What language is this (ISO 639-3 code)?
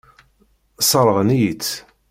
kab